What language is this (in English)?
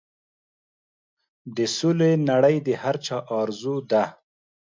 Pashto